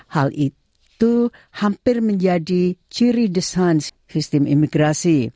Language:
Indonesian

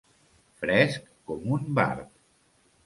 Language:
Catalan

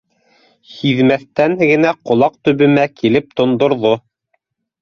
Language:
Bashkir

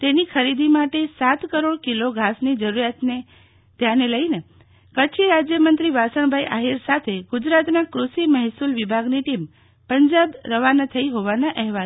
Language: Gujarati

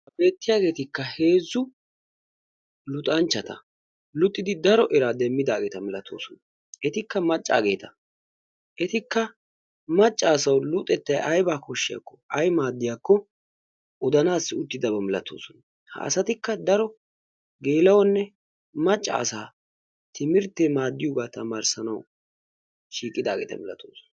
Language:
Wolaytta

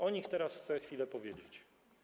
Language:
Polish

